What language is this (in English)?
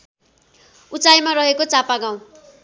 Nepali